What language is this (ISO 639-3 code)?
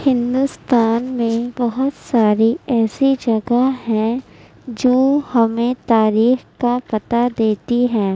urd